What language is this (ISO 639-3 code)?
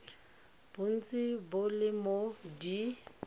tsn